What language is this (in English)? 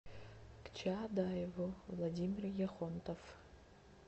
Russian